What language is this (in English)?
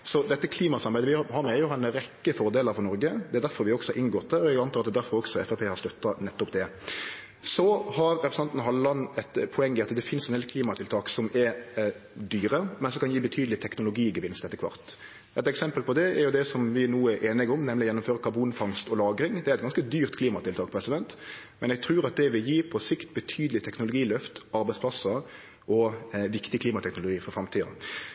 Norwegian Nynorsk